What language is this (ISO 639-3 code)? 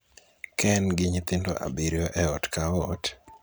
luo